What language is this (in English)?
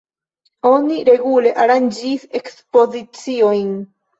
Esperanto